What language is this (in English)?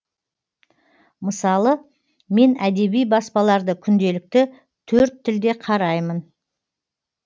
Kazakh